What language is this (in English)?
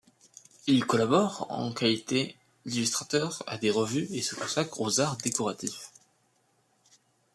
French